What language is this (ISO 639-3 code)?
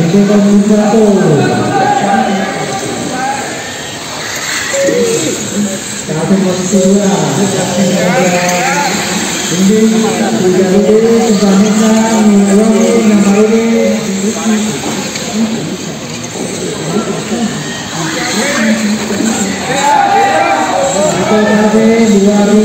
ind